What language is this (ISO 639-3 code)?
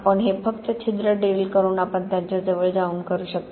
mar